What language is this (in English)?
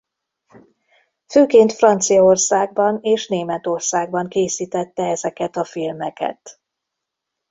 Hungarian